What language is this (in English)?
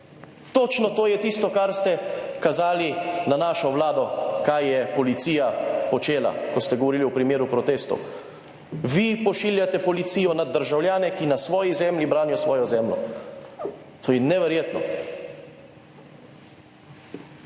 Slovenian